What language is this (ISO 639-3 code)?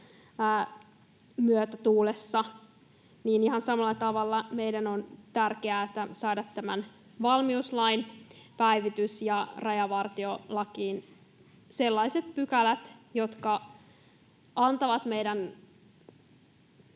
fin